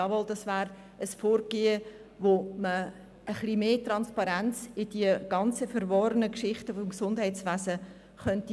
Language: Swiss German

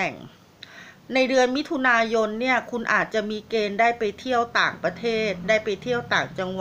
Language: Thai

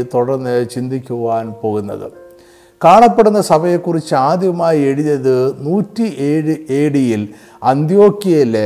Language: Malayalam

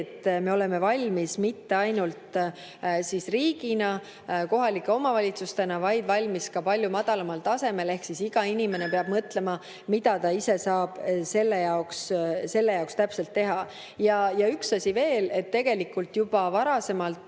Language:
Estonian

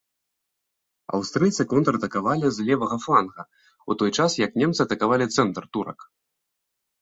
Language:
Belarusian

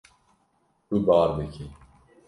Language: Kurdish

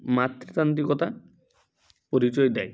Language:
Bangla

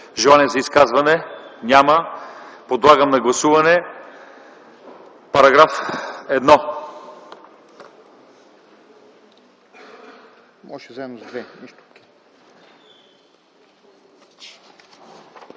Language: Bulgarian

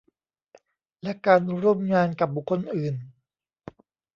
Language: Thai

